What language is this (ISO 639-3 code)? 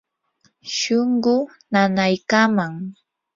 qur